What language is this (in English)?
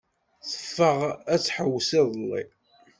Kabyle